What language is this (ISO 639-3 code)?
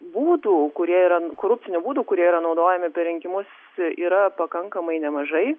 lit